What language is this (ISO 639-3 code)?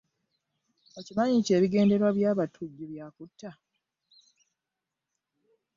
lug